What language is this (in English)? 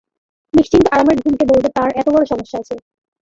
Bangla